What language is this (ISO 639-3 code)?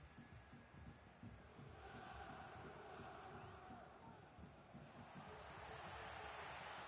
ita